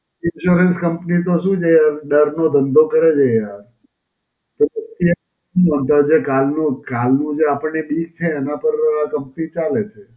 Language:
Gujarati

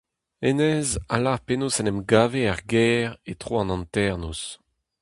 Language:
Breton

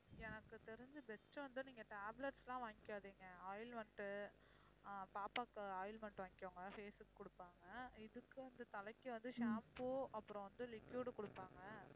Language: Tamil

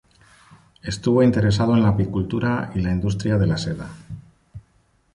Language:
Spanish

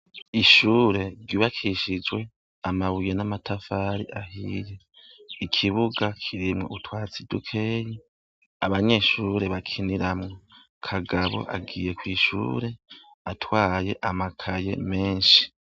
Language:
Rundi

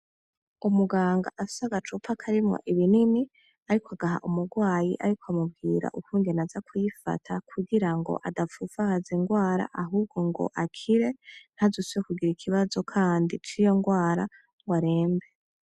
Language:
Rundi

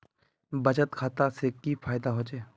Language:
Magahi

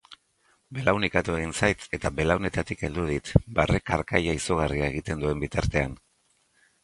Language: Basque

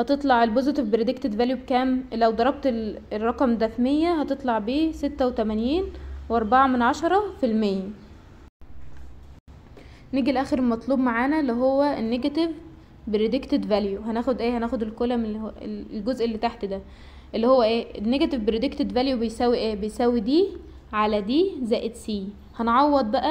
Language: Arabic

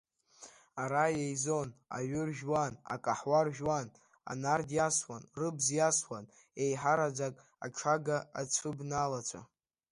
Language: Abkhazian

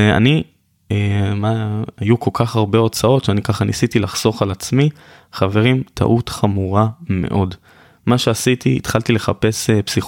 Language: Hebrew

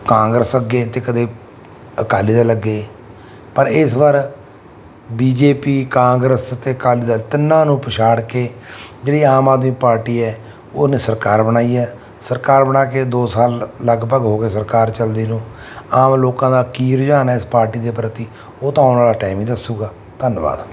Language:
Punjabi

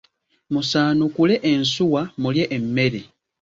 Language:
Ganda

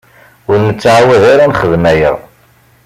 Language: Kabyle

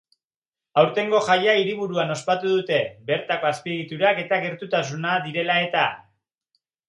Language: Basque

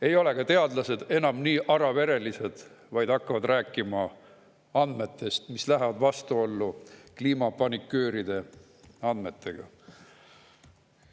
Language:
Estonian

